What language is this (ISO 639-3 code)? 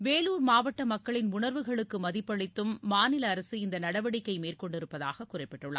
tam